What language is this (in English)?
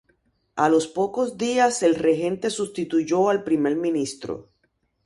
Spanish